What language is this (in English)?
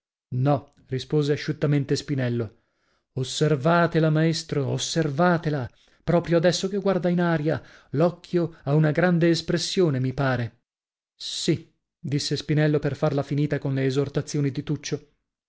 Italian